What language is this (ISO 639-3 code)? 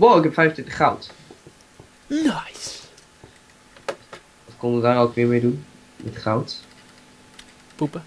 nld